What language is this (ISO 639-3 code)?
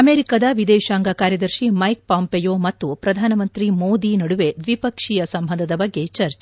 kan